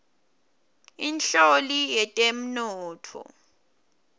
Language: Swati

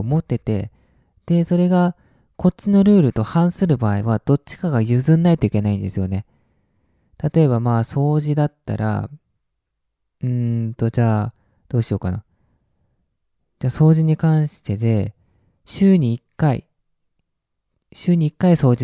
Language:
Japanese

